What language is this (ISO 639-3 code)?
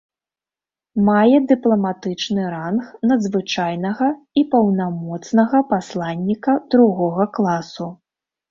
bel